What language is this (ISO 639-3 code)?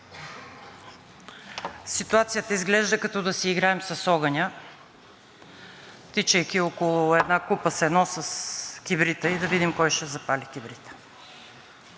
bul